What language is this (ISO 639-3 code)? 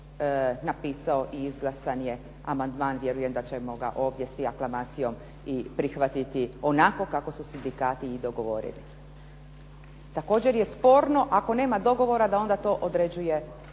hrv